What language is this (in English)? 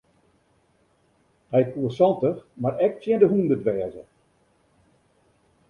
Western Frisian